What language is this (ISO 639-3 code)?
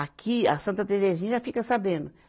por